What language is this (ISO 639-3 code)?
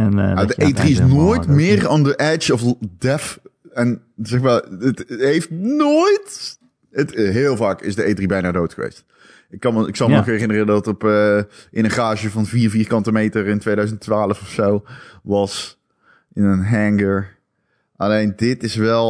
nld